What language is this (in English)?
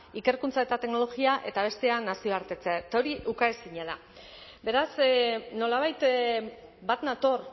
Basque